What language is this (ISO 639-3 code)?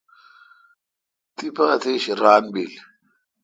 xka